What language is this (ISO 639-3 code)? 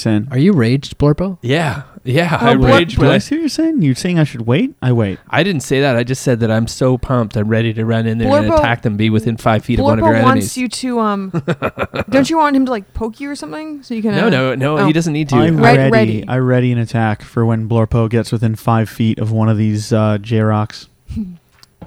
eng